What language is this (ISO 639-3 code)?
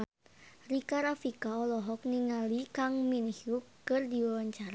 sun